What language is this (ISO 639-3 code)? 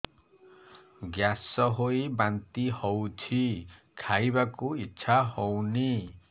ori